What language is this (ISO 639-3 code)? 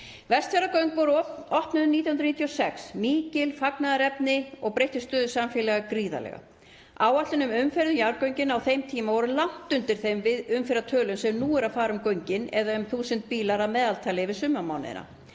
isl